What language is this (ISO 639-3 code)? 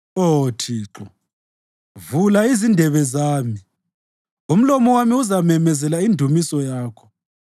nde